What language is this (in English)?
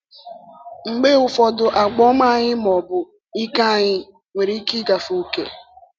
Igbo